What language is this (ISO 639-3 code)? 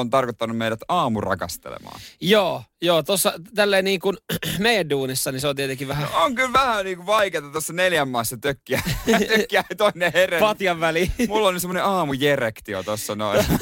fin